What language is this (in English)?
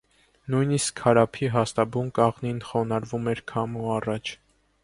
Armenian